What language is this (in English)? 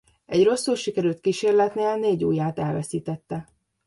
Hungarian